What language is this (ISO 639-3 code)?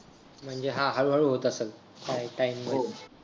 mar